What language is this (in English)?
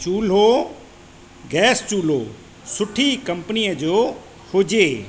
Sindhi